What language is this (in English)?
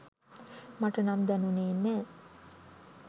Sinhala